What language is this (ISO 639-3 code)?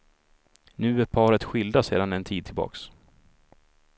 swe